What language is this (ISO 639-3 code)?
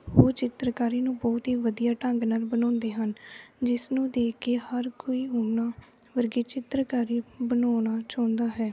pan